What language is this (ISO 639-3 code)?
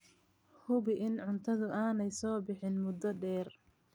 som